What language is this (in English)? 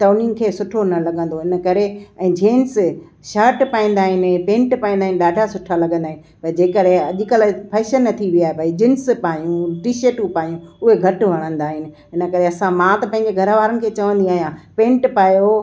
Sindhi